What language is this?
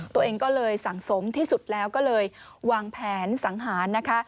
Thai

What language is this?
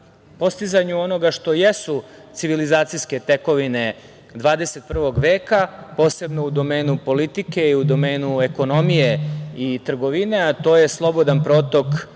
Serbian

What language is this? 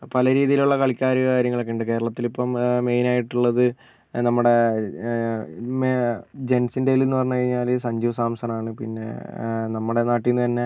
Malayalam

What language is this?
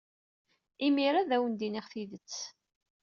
Kabyle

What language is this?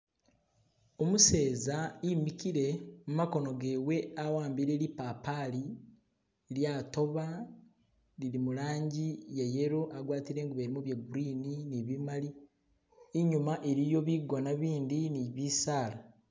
Masaaba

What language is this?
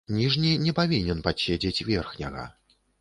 Belarusian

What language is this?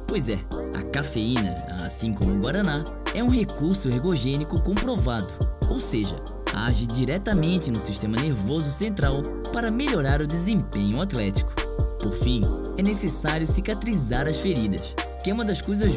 Portuguese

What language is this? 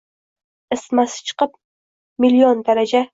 Uzbek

